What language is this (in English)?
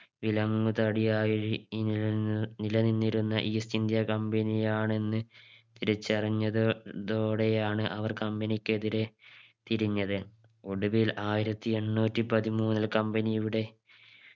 Malayalam